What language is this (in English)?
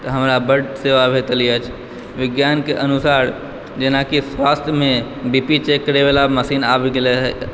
Maithili